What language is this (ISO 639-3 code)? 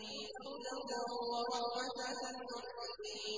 ara